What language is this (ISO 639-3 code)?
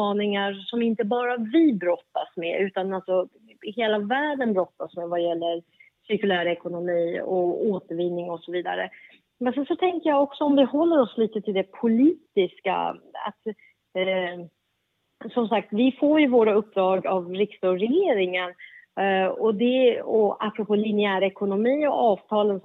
swe